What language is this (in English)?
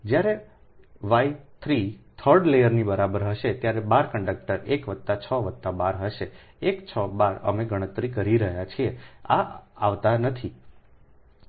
Gujarati